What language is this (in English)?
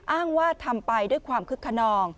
Thai